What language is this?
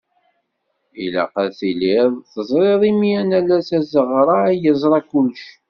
Kabyle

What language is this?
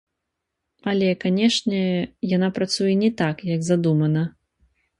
Belarusian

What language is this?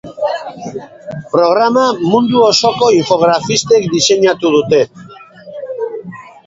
Basque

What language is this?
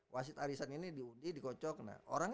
Indonesian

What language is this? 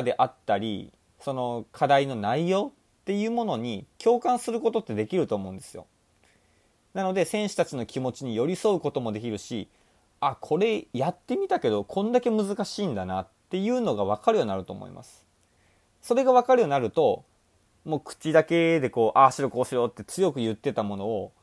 Japanese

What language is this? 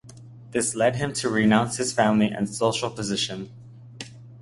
English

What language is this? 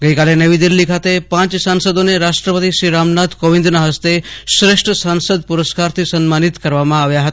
Gujarati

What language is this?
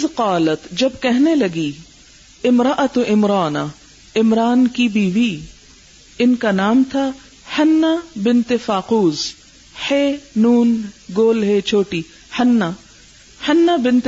Urdu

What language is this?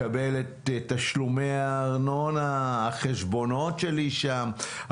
Hebrew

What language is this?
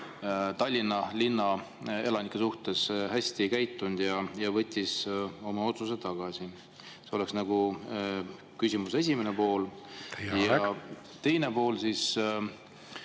Estonian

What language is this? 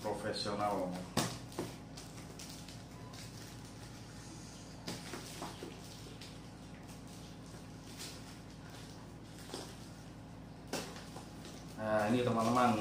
Indonesian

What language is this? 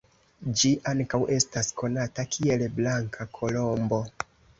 Esperanto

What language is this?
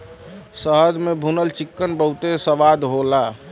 Bhojpuri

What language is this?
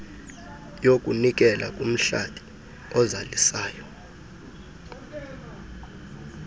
Xhosa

